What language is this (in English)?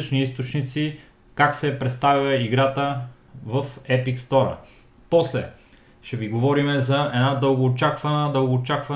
Bulgarian